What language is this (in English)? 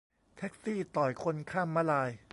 Thai